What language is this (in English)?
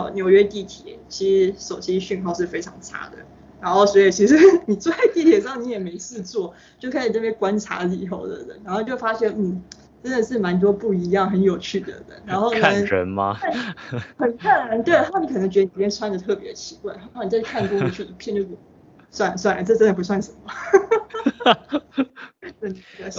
Chinese